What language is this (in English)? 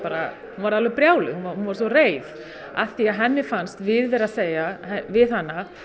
Icelandic